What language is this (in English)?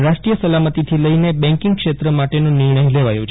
Gujarati